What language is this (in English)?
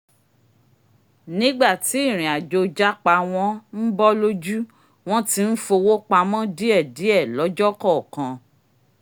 Yoruba